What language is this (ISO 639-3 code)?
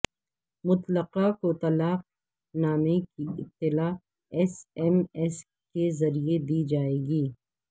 urd